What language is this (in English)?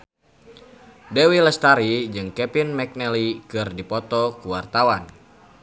Sundanese